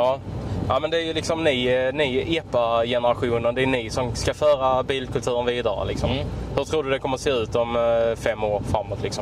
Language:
Swedish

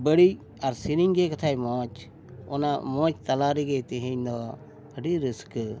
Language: Santali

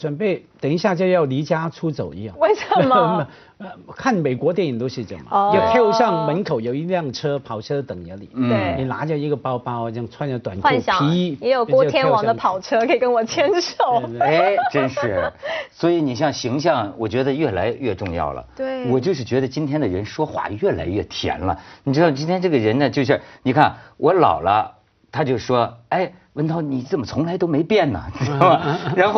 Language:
Chinese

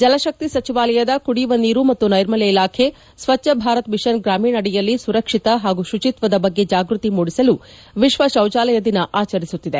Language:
Kannada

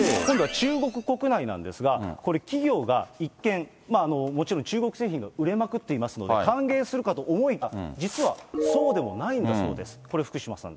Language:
Japanese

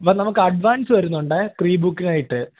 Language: Malayalam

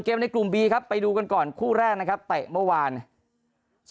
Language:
Thai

